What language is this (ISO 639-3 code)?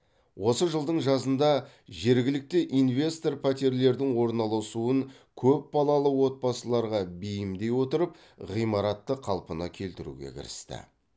kaz